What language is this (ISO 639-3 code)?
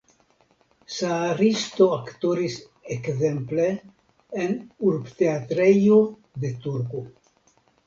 epo